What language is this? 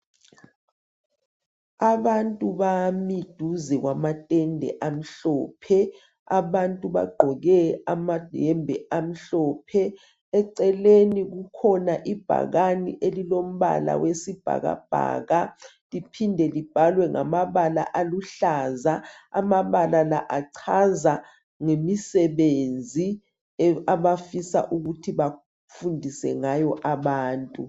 North Ndebele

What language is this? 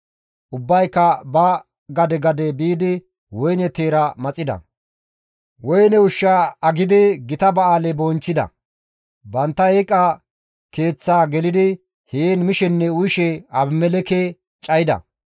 Gamo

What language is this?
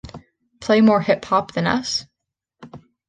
English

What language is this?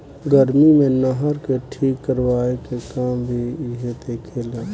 Bhojpuri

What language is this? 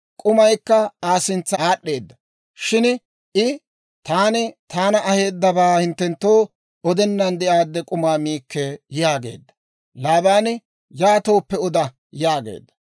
Dawro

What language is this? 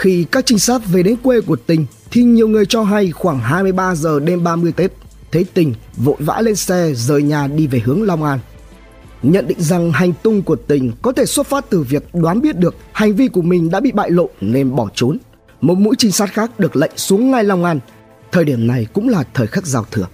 Vietnamese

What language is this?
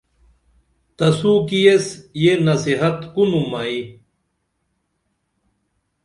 Dameli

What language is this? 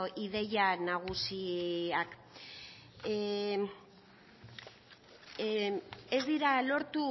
Basque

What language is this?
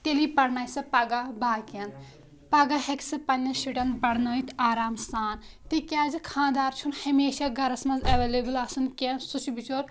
Kashmiri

